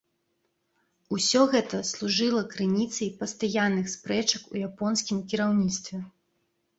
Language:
Belarusian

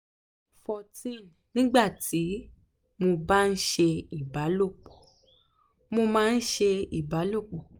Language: Yoruba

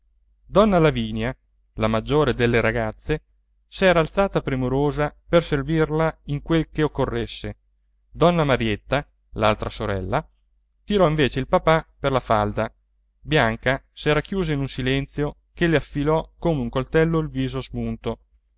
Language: Italian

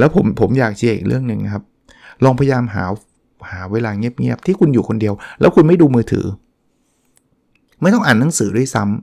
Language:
Thai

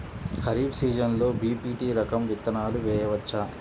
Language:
Telugu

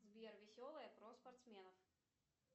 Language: Russian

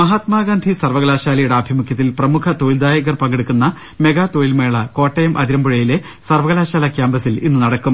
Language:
Malayalam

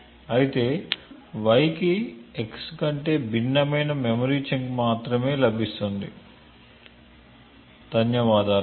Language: Telugu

